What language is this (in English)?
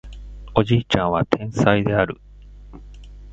Japanese